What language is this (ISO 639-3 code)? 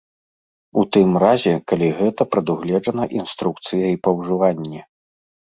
bel